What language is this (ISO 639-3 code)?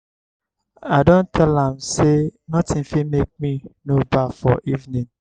pcm